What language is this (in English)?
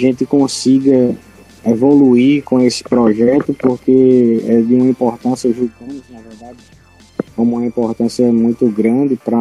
Portuguese